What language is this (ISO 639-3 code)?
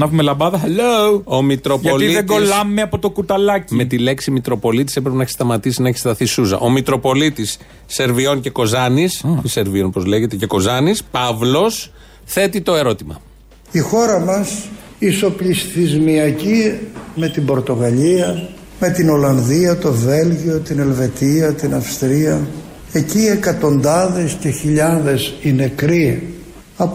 ell